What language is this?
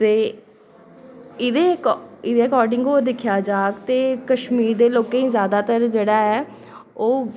Dogri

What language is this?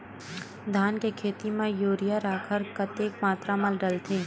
Chhattisgarhi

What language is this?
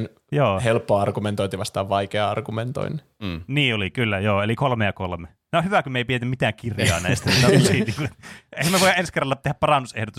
Finnish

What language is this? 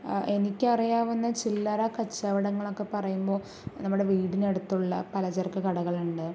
Malayalam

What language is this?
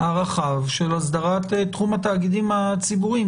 Hebrew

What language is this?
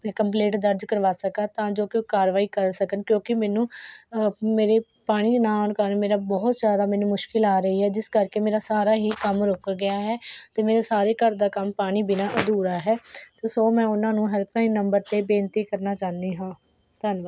Punjabi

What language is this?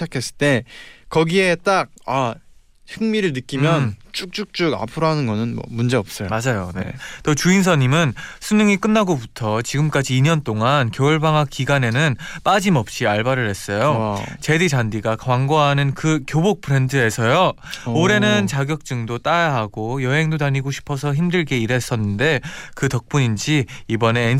Korean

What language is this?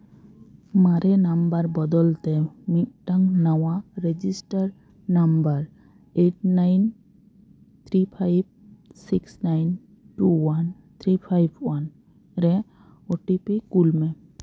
Santali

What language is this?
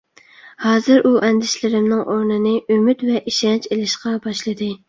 Uyghur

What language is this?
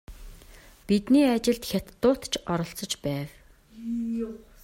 Mongolian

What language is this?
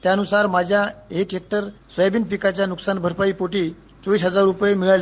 Marathi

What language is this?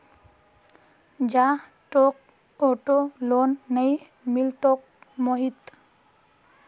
Magahi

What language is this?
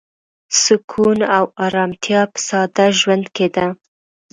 Pashto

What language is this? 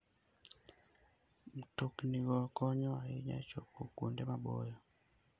Luo (Kenya and Tanzania)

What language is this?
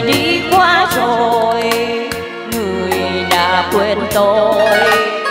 Vietnamese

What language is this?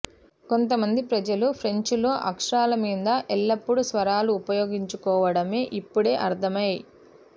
Telugu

